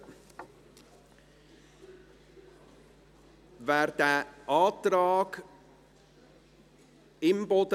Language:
Swiss German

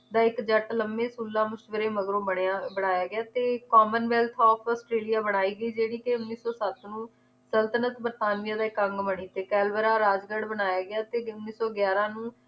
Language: Punjabi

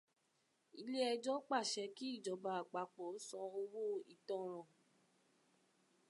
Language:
Yoruba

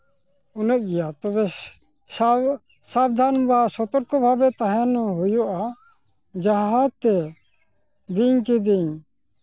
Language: Santali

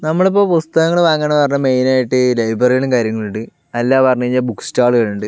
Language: Malayalam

